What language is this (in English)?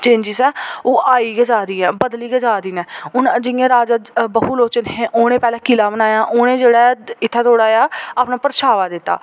Dogri